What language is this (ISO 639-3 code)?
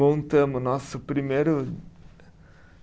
por